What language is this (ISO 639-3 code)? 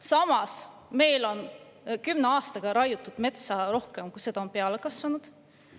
est